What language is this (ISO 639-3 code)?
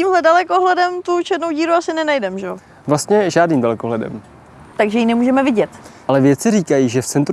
ces